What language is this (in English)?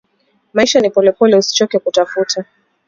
Swahili